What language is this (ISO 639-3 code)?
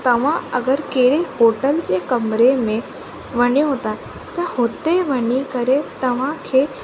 snd